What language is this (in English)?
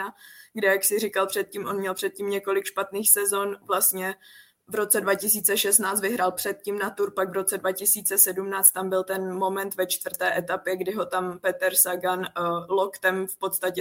Czech